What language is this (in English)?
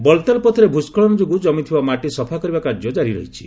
Odia